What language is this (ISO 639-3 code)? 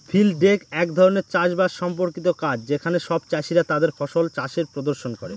ben